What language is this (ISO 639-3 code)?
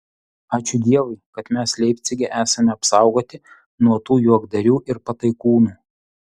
lit